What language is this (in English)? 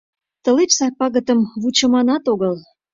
Mari